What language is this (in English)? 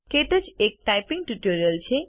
Gujarati